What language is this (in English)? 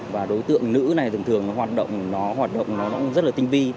Vietnamese